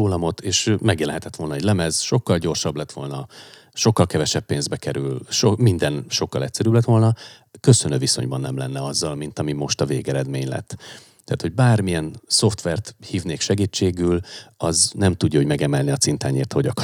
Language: Hungarian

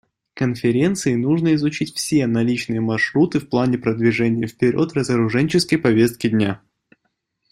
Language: Russian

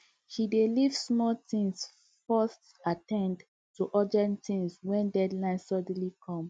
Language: Nigerian Pidgin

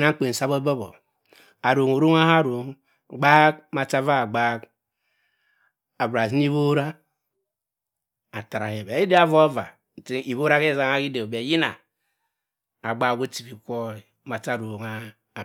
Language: Cross River Mbembe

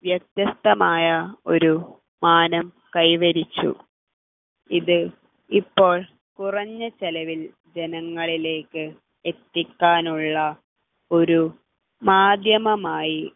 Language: Malayalam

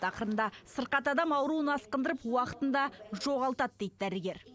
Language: Kazakh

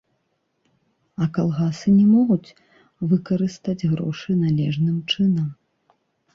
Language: Belarusian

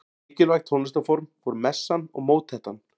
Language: Icelandic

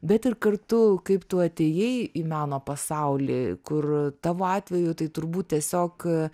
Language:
Lithuanian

